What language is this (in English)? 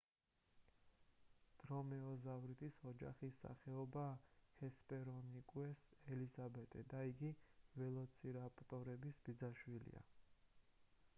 Georgian